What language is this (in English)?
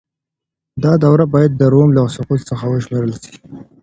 Pashto